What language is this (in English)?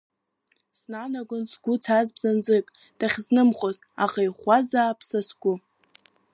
Abkhazian